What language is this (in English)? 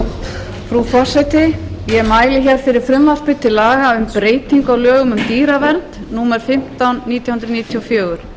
Icelandic